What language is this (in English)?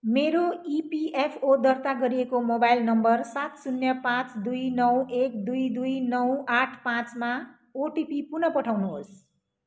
Nepali